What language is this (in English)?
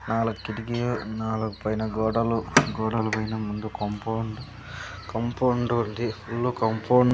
Telugu